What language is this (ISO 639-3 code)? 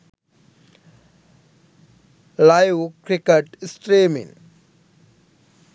sin